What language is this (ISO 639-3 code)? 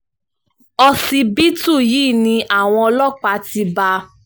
yor